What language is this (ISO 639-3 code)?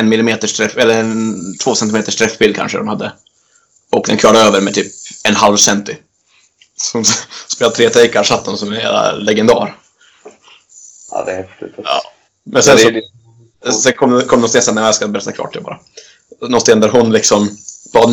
swe